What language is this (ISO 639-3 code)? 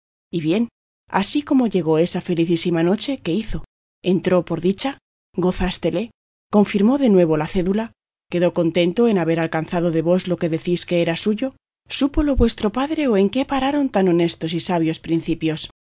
spa